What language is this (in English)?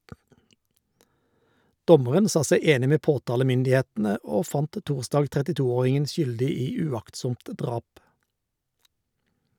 Norwegian